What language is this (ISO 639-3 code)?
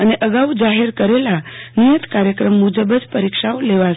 guj